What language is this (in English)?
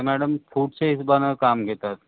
Marathi